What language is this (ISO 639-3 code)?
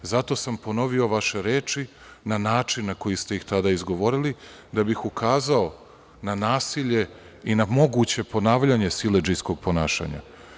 srp